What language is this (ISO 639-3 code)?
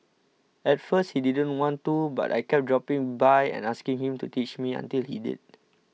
eng